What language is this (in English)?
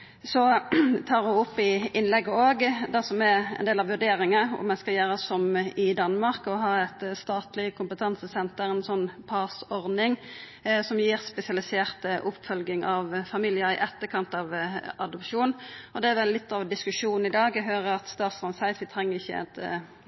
Norwegian Nynorsk